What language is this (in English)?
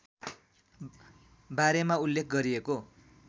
Nepali